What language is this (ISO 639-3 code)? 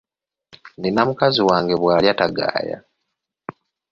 lug